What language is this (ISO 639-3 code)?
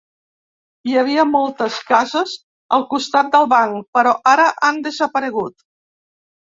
cat